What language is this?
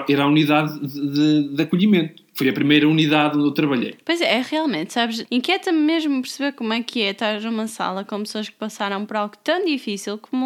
Portuguese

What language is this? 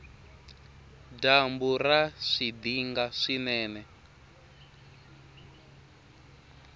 Tsonga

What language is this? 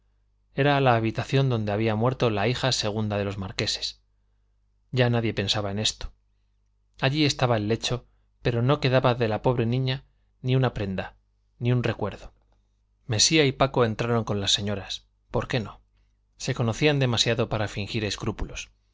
Spanish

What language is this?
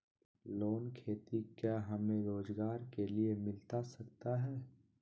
Magahi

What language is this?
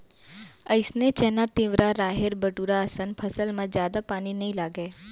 Chhattisgarhi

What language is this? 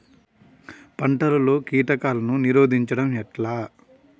Telugu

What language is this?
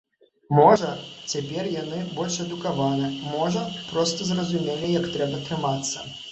Belarusian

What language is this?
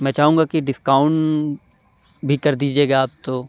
Urdu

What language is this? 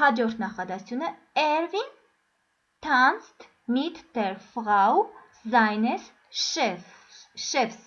Armenian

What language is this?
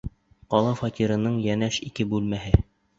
Bashkir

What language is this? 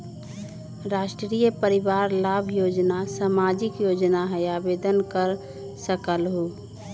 Magahi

